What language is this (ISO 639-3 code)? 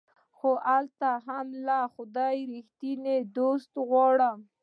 pus